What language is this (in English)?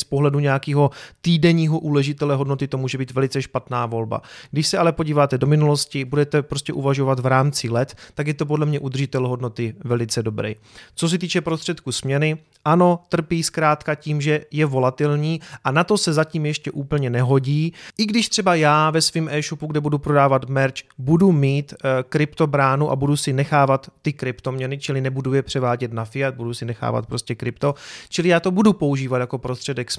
Czech